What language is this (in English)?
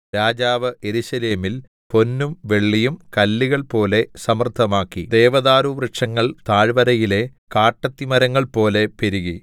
Malayalam